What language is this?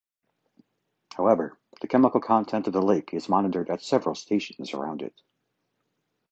English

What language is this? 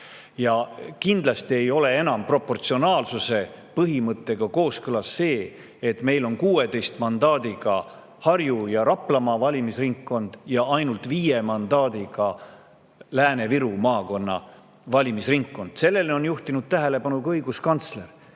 Estonian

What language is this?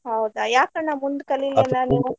Kannada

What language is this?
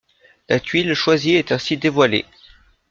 French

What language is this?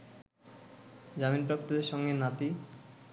Bangla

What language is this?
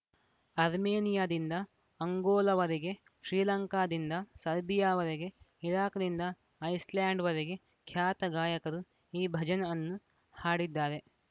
Kannada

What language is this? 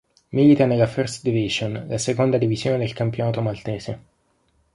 Italian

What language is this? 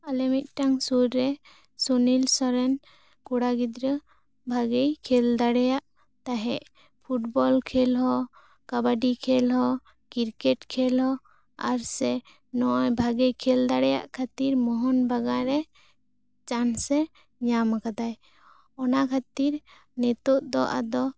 Santali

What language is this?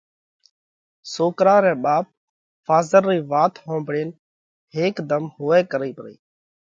Parkari Koli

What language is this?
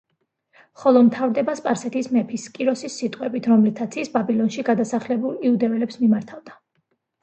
Georgian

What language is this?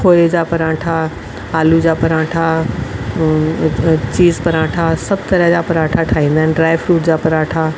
Sindhi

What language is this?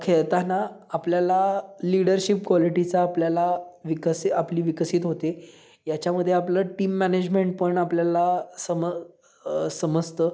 Marathi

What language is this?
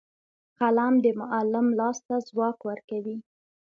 Pashto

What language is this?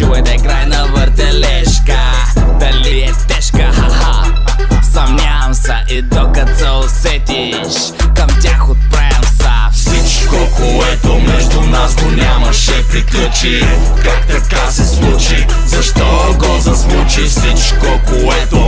Bulgarian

